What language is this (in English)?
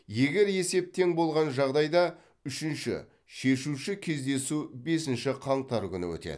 Kazakh